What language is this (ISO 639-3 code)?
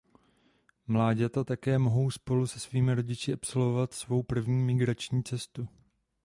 ces